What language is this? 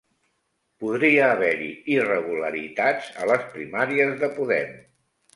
Catalan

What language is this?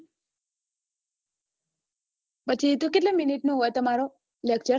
Gujarati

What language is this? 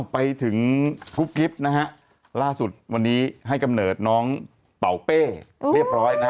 Thai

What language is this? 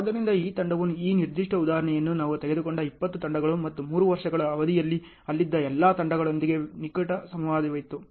Kannada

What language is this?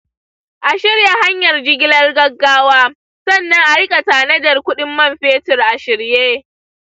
Hausa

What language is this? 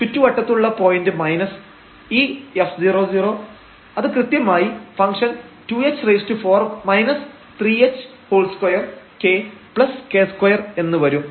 Malayalam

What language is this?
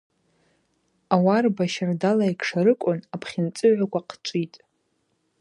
Abaza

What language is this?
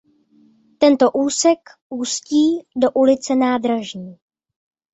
Czech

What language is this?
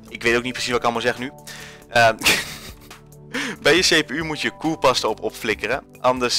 Dutch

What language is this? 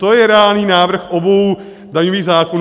Czech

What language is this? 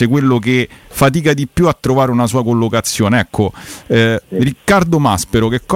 Italian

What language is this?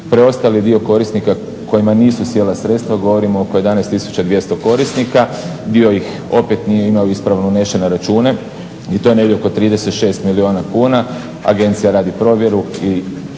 Croatian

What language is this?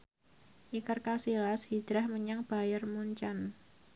Javanese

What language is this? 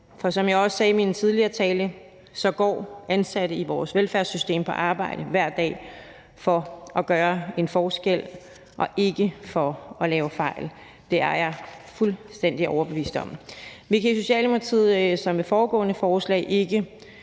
Danish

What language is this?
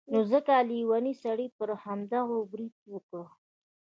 Pashto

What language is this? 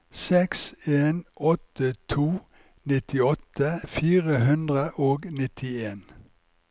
Norwegian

